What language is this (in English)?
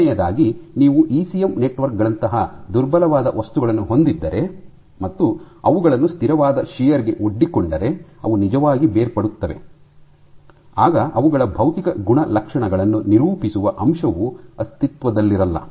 Kannada